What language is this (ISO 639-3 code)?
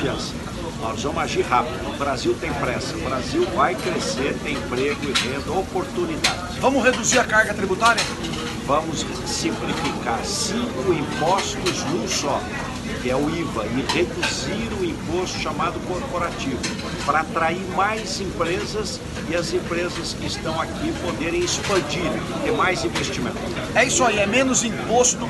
por